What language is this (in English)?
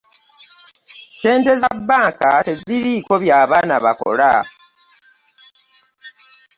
Ganda